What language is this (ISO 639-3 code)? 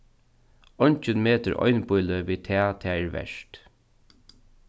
fao